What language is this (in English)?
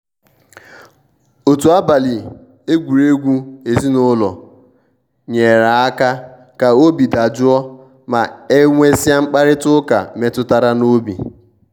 Igbo